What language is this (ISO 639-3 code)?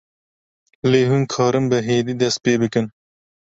kur